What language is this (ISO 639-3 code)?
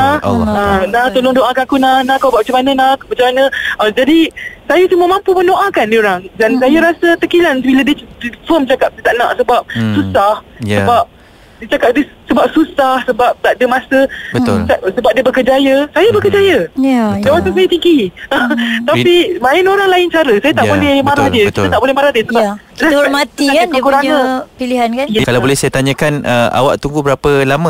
msa